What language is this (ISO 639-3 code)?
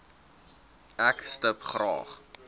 afr